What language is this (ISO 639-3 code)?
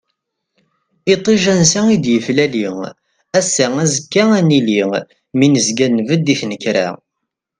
kab